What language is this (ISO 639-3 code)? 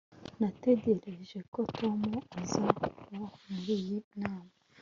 kin